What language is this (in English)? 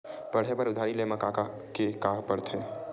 Chhattisgarhi